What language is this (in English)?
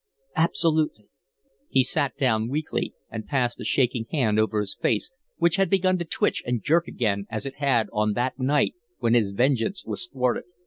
English